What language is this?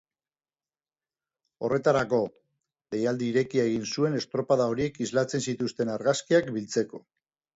Basque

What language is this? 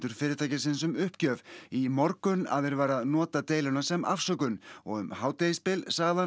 Icelandic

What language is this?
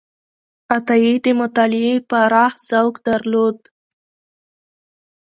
Pashto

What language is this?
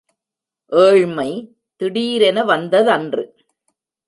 Tamil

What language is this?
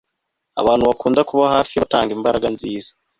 Kinyarwanda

